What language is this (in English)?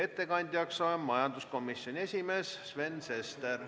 Estonian